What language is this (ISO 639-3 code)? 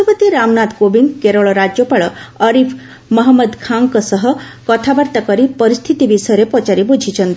ori